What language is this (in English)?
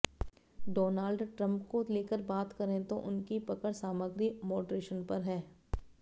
Hindi